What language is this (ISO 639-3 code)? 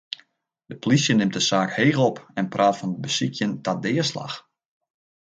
fry